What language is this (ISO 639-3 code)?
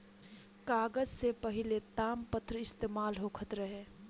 bho